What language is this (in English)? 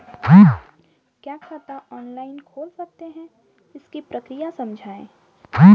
Hindi